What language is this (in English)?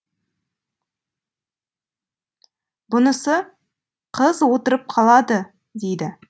Kazakh